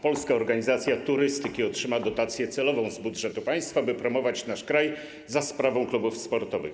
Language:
Polish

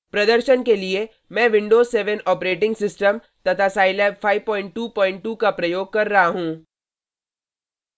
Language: Hindi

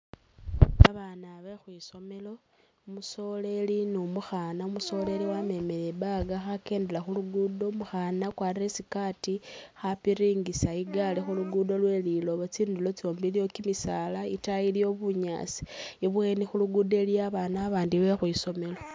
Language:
Masaaba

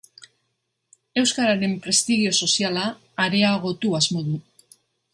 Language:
Basque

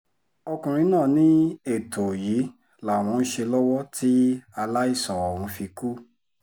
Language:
Yoruba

